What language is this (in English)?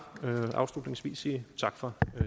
Danish